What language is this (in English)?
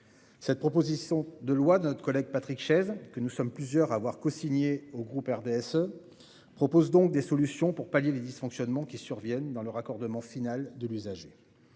French